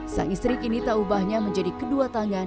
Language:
Indonesian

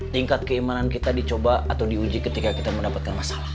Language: Indonesian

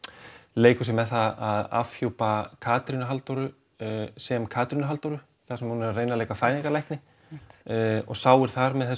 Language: Icelandic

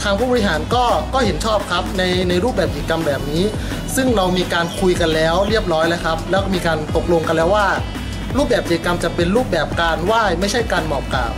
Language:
Thai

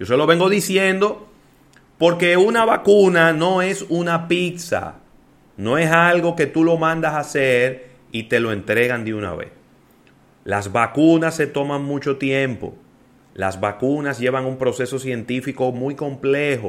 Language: Spanish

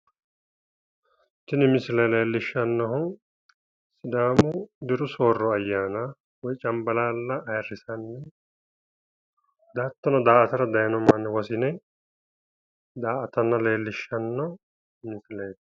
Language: Sidamo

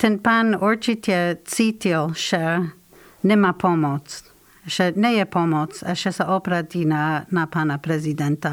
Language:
Slovak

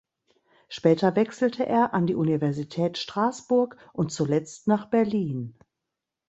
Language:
German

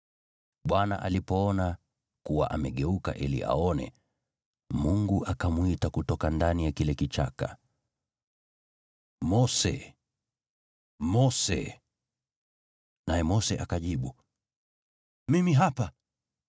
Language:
Swahili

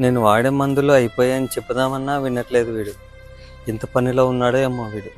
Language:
Telugu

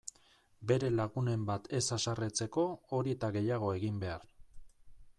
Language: Basque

